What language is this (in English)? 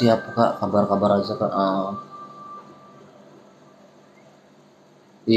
Indonesian